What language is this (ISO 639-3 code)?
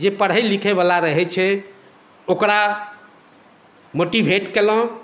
mai